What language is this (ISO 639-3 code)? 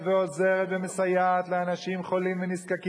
heb